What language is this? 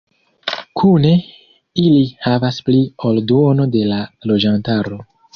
Esperanto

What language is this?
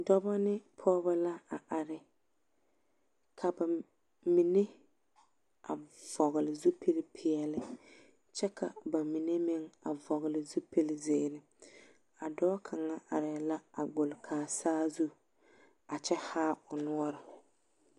Southern Dagaare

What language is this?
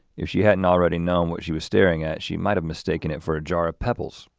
English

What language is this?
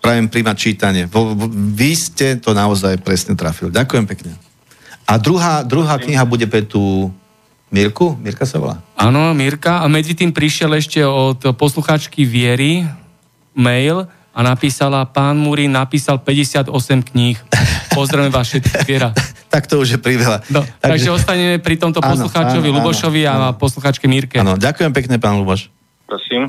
Slovak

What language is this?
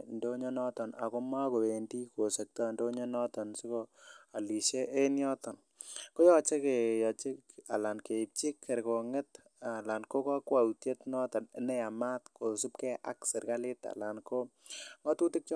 Kalenjin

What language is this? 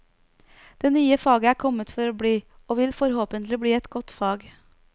Norwegian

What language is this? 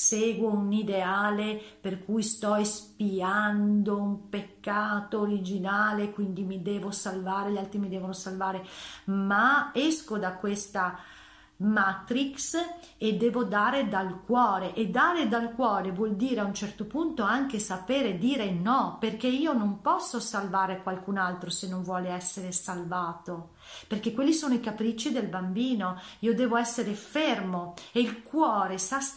Italian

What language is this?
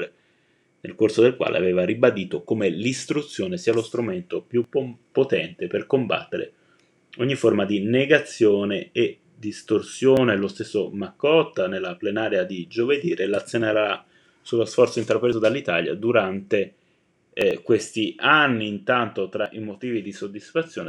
Italian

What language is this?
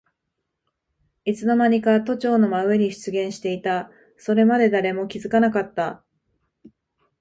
Japanese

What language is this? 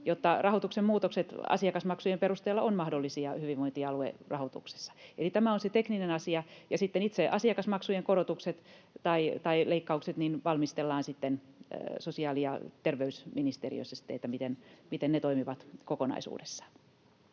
Finnish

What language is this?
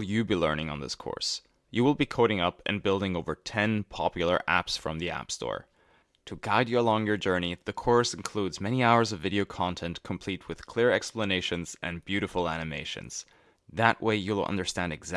English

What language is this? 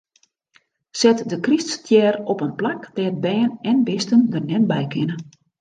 Western Frisian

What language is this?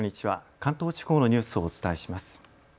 Japanese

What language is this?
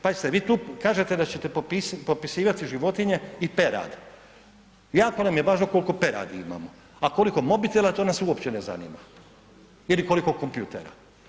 Croatian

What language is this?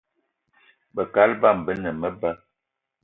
Eton (Cameroon)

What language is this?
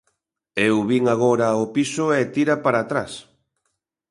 Galician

